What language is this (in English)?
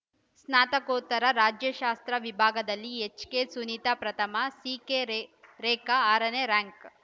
Kannada